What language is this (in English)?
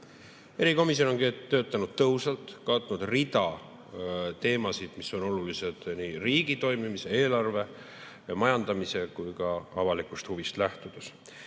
Estonian